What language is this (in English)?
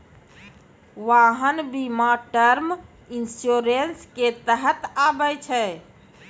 Maithili